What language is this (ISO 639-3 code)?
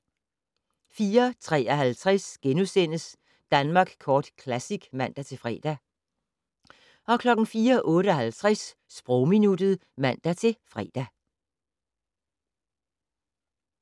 dan